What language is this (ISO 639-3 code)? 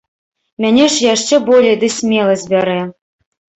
bel